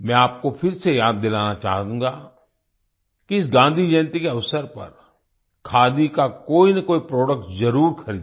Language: Hindi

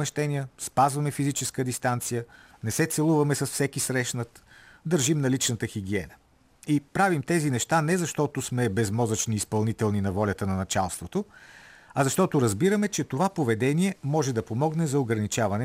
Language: Bulgarian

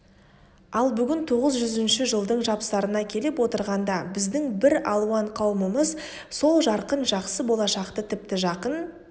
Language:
Kazakh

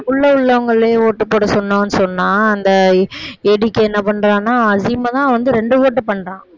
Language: Tamil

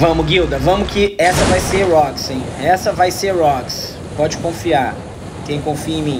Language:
Portuguese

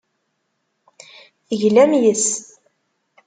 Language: Kabyle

